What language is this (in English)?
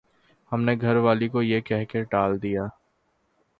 Urdu